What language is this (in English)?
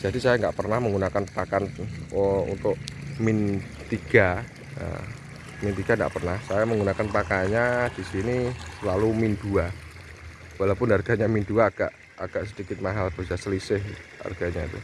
Indonesian